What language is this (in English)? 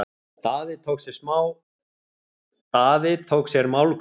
Icelandic